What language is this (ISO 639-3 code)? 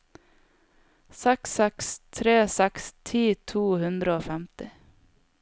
nor